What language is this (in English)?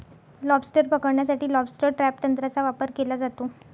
Marathi